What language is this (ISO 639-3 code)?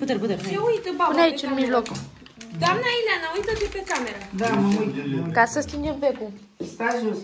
ron